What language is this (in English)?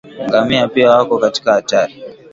Swahili